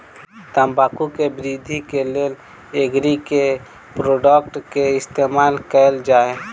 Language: Maithili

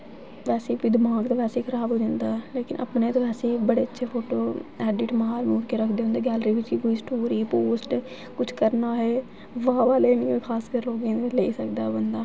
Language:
Dogri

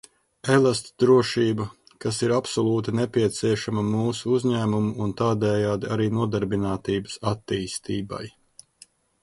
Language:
Latvian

